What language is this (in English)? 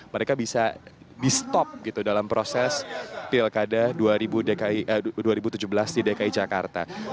Indonesian